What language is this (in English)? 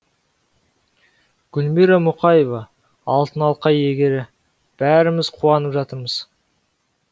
Kazakh